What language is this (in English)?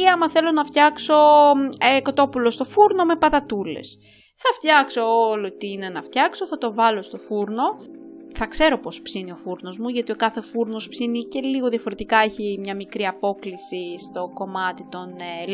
Greek